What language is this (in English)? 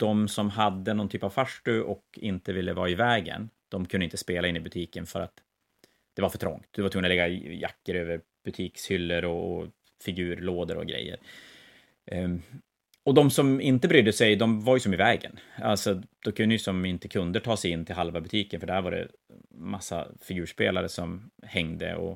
Swedish